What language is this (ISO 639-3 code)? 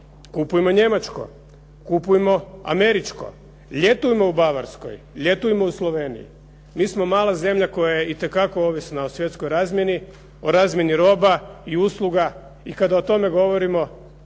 hrv